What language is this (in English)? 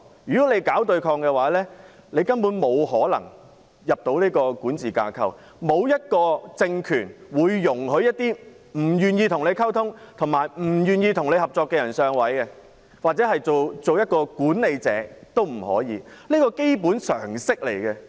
Cantonese